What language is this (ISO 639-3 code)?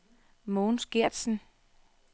dan